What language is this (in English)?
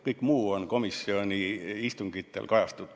Estonian